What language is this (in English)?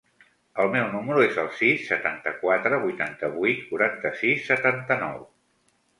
Catalan